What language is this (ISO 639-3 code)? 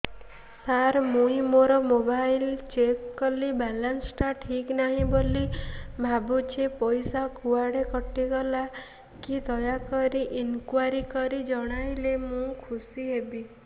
ori